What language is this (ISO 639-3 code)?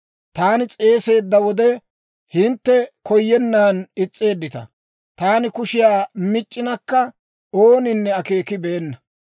dwr